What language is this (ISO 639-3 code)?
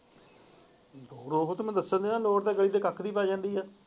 pan